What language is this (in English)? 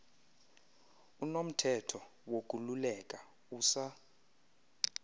Xhosa